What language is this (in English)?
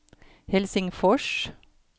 Norwegian